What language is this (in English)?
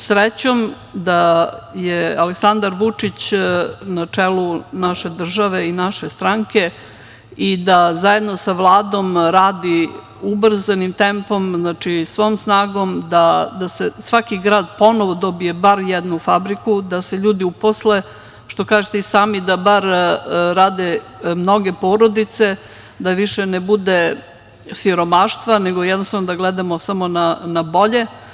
Serbian